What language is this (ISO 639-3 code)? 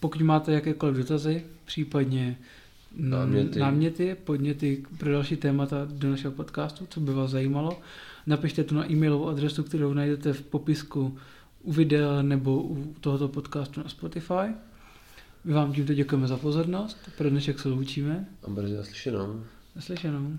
ces